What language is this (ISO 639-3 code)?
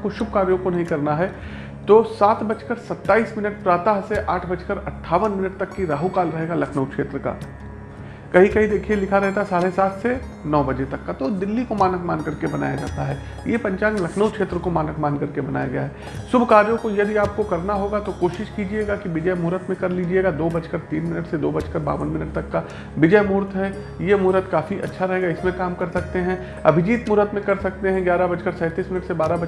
hin